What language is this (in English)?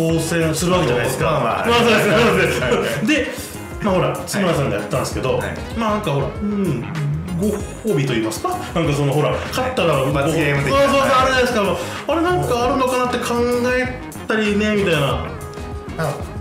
Japanese